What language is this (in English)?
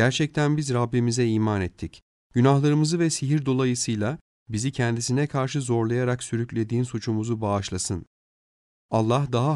Turkish